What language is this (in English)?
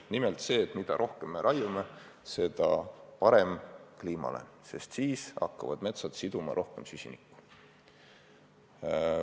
Estonian